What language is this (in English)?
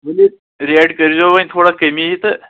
Kashmiri